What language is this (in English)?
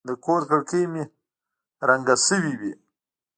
Pashto